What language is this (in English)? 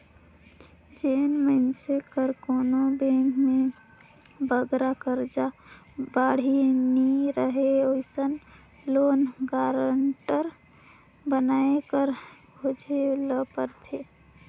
Chhattisgarhi